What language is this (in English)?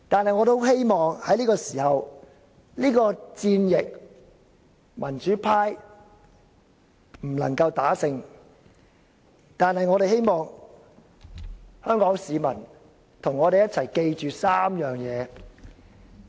Cantonese